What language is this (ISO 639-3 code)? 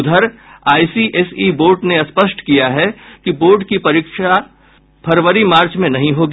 hin